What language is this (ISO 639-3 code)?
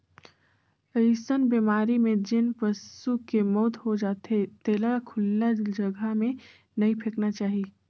hne